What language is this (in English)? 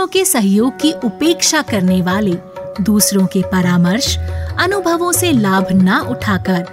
Hindi